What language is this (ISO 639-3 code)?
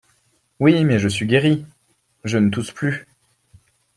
fra